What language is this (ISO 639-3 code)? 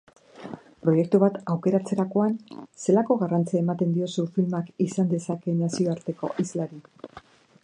eus